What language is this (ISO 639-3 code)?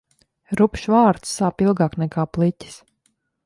lav